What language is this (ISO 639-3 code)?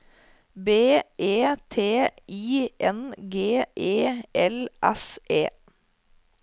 nor